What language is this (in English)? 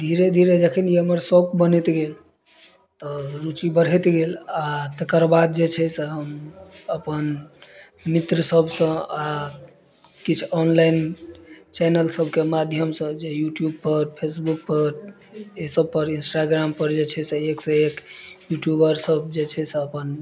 Maithili